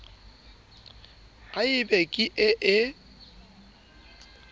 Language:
Southern Sotho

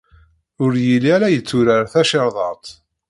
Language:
Kabyle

